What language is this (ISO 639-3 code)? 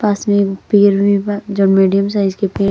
bho